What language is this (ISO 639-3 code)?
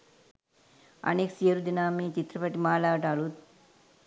sin